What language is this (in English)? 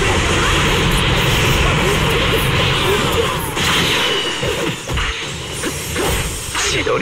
Japanese